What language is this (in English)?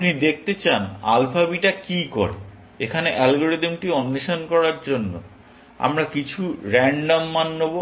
Bangla